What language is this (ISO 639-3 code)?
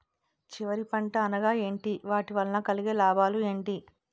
tel